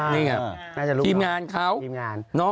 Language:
Thai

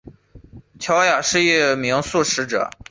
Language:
Chinese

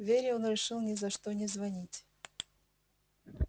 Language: Russian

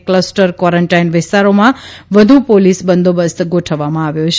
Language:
Gujarati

